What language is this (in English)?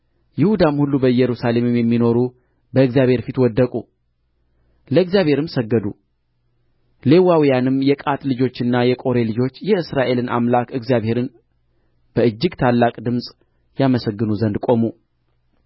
Amharic